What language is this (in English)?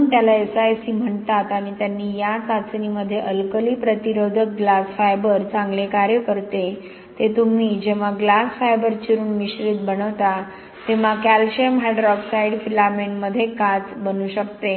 Marathi